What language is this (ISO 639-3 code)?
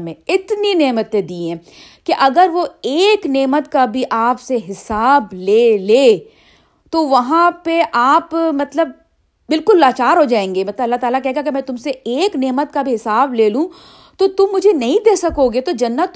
urd